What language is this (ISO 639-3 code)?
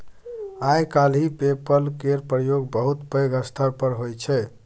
mai